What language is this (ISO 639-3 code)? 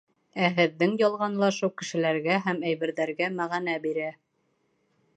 bak